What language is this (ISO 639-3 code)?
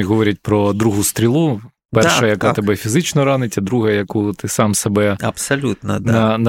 ukr